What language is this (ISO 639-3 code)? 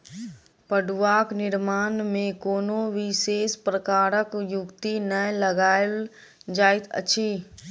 mai